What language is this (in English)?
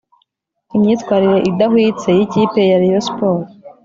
Kinyarwanda